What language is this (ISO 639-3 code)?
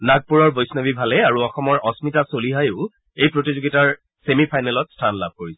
asm